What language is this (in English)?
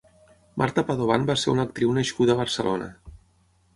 Catalan